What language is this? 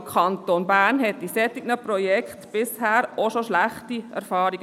Swiss German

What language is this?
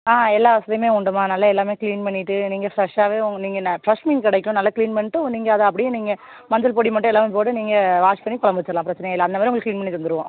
Tamil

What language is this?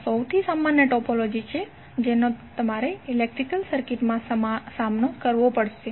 Gujarati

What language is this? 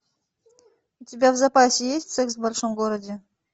Russian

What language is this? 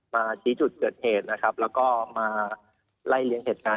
Thai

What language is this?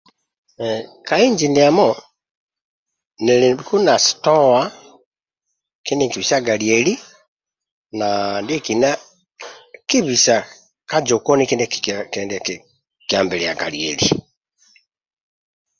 Amba (Uganda)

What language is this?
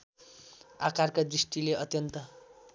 Nepali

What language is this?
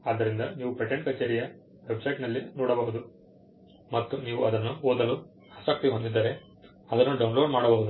Kannada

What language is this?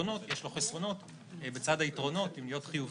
Hebrew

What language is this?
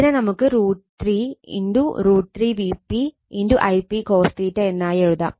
Malayalam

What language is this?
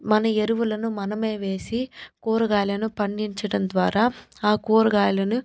Telugu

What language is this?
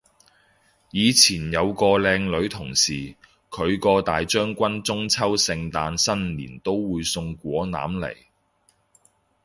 Cantonese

